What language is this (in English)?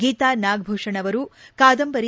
Kannada